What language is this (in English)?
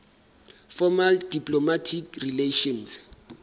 Southern Sotho